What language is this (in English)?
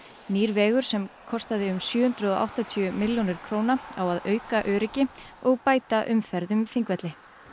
Icelandic